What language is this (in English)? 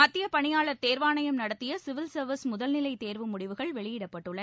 Tamil